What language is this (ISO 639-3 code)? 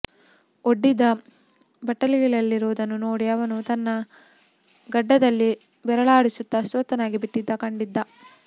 kan